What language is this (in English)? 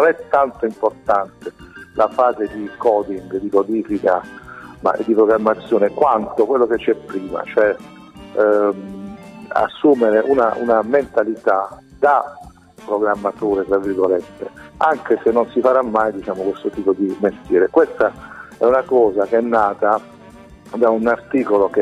Italian